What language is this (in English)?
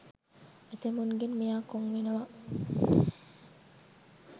Sinhala